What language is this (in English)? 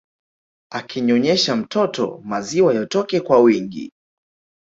Swahili